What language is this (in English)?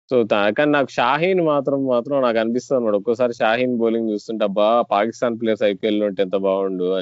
Telugu